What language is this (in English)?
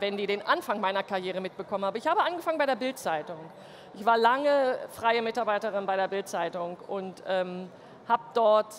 German